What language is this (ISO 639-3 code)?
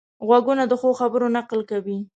pus